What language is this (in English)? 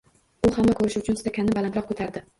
Uzbek